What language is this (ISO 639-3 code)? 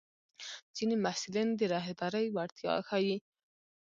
pus